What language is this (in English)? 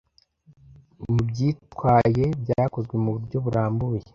Kinyarwanda